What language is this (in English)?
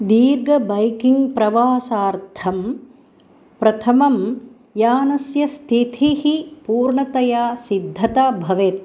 Sanskrit